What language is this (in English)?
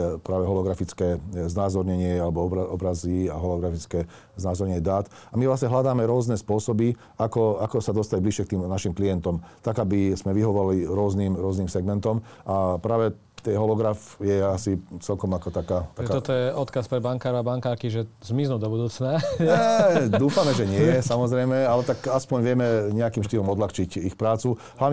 Slovak